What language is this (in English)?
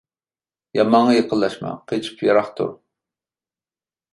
Uyghur